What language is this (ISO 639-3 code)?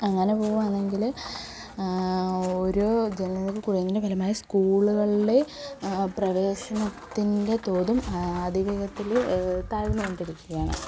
mal